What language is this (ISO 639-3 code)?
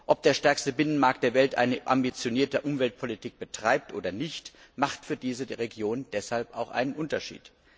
deu